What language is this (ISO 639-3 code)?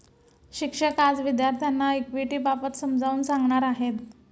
mar